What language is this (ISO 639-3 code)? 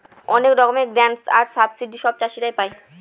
ben